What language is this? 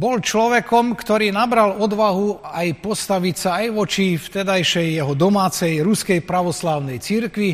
Slovak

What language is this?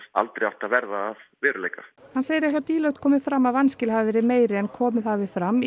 Icelandic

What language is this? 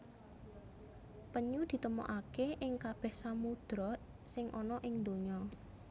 Javanese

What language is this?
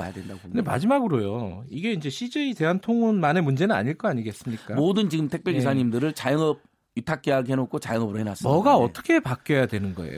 Korean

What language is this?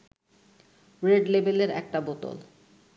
Bangla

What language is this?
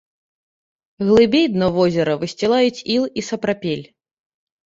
Belarusian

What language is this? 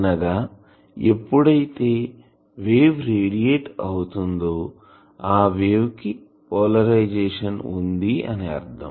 Telugu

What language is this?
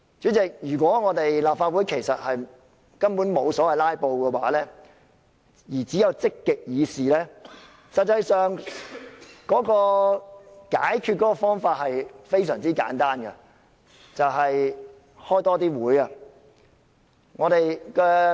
Cantonese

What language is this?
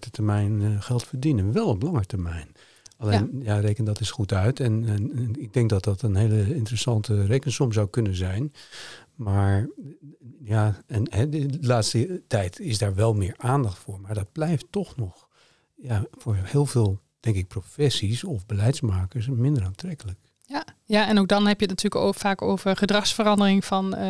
Dutch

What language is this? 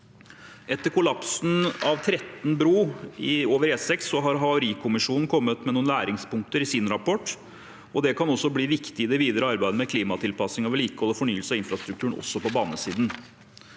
Norwegian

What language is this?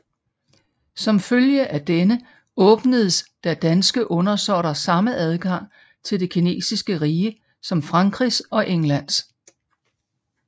Danish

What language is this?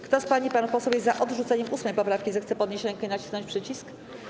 Polish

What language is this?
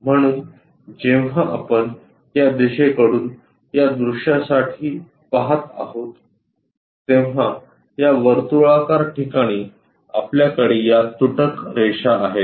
Marathi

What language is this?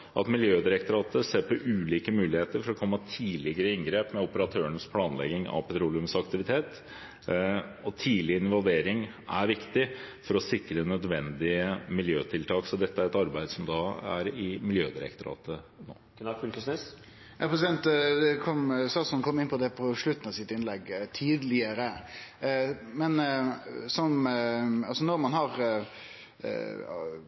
Norwegian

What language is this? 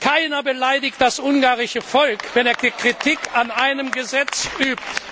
German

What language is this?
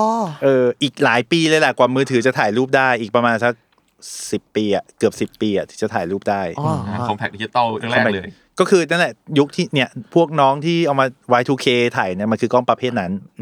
Thai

